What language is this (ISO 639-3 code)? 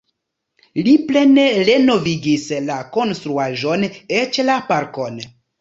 epo